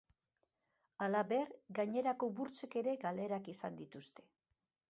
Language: Basque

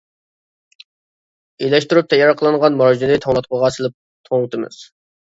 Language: Uyghur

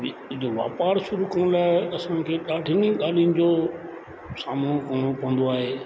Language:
Sindhi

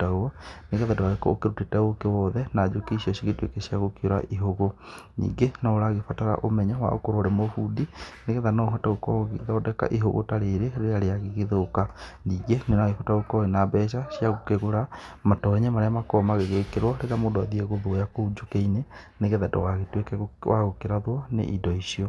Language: Kikuyu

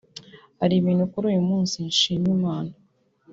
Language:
Kinyarwanda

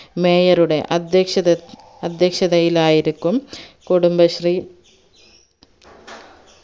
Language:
Malayalam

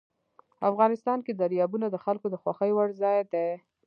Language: Pashto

